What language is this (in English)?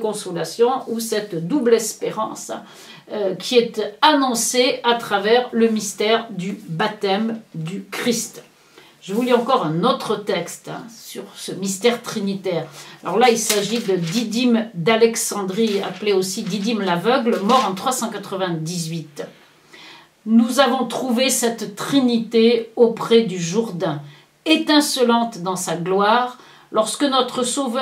French